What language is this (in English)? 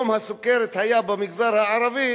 Hebrew